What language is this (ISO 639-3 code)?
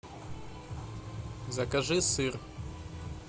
rus